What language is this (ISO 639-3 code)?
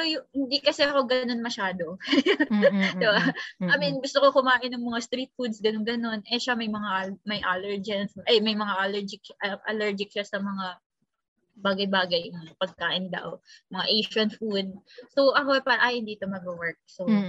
fil